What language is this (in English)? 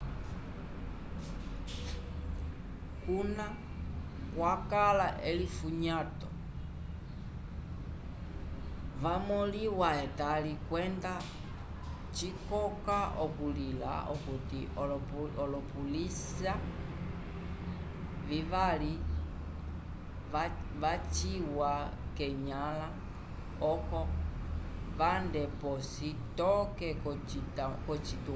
Umbundu